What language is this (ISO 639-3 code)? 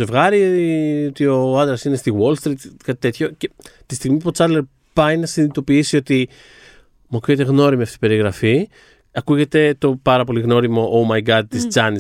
ell